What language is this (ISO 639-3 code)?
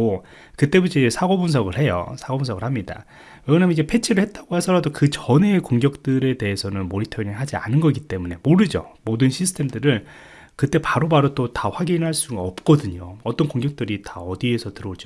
kor